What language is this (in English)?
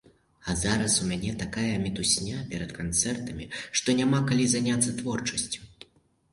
Belarusian